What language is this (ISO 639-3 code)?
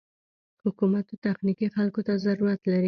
pus